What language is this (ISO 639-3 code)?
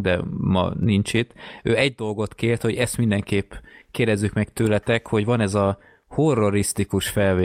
hun